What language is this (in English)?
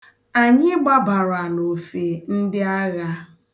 Igbo